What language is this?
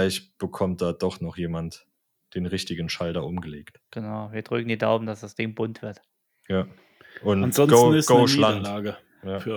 German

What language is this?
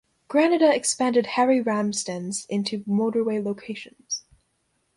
English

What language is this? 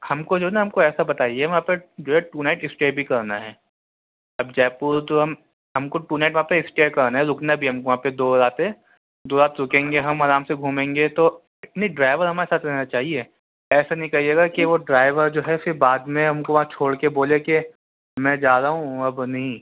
Urdu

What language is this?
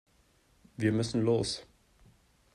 German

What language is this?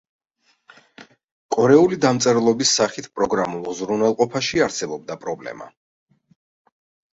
Georgian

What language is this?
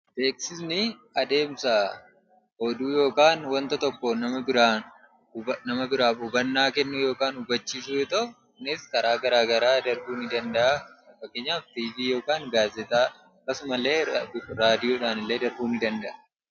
Oromo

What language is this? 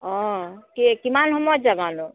Assamese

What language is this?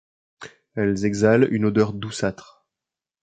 French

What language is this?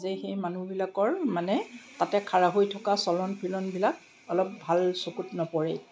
Assamese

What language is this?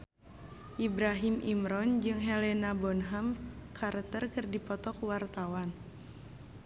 Sundanese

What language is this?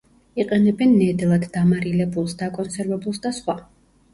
Georgian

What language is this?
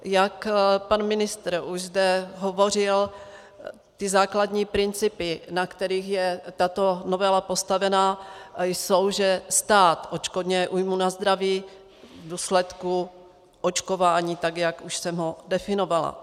Czech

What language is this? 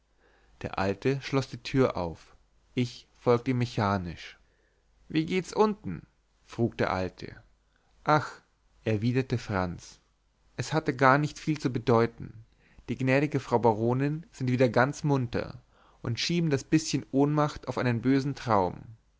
German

